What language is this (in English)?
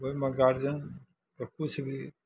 Maithili